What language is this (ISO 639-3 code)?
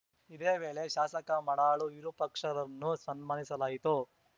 kan